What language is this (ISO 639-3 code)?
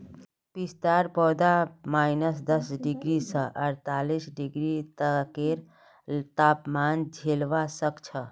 mag